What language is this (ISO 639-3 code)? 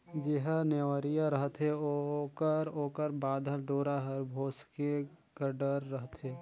hne